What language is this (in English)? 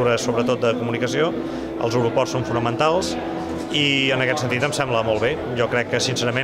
Spanish